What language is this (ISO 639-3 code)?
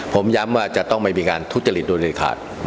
tha